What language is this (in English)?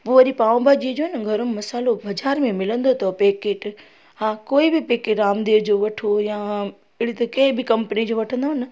Sindhi